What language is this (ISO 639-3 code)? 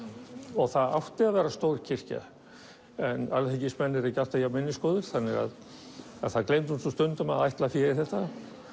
isl